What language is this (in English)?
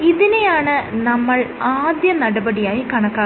Malayalam